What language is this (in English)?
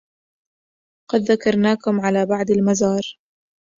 Arabic